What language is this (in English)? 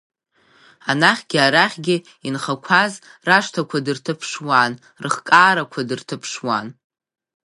Abkhazian